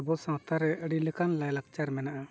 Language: Santali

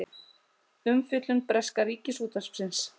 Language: Icelandic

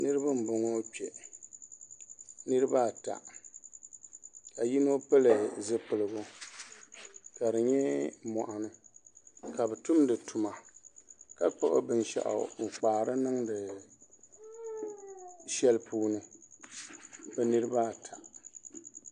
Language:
Dagbani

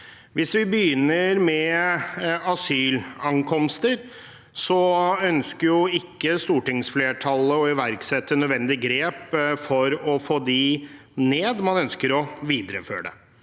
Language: Norwegian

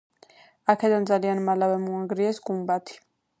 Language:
Georgian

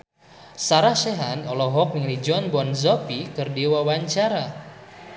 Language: Sundanese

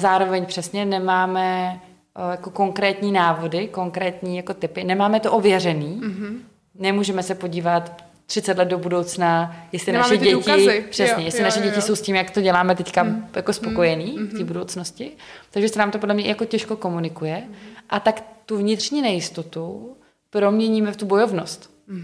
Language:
Czech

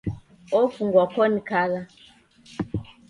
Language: Taita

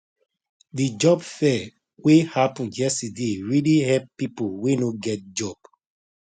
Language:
Nigerian Pidgin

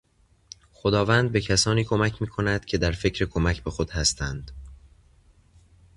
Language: Persian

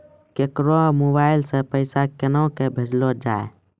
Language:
Maithili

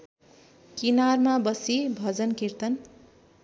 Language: Nepali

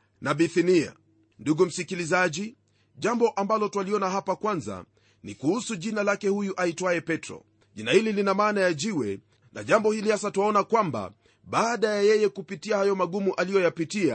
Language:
Swahili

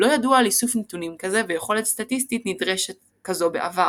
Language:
Hebrew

